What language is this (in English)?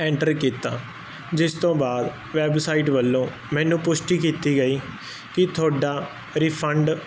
Punjabi